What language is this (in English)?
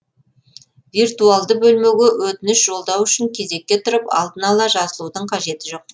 Kazakh